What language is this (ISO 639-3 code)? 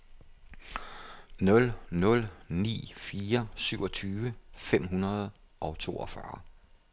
dan